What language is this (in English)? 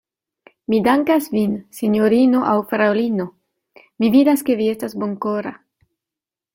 Esperanto